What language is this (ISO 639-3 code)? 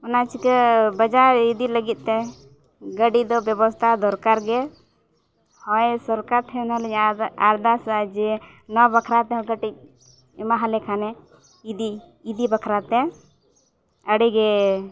sat